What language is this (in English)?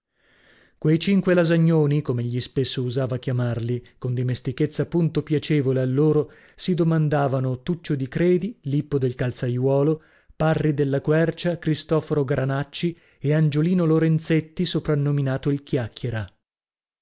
Italian